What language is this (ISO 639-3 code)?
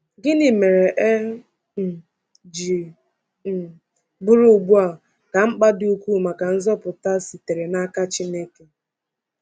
ibo